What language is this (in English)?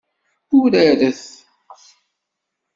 Kabyle